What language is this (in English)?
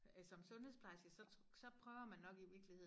Danish